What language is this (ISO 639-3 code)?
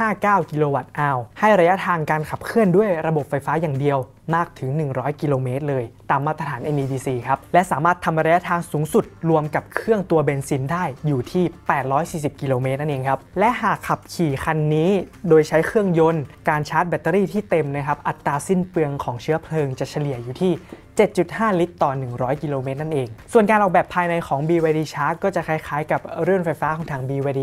tha